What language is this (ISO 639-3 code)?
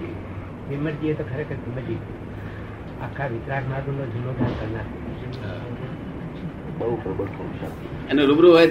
guj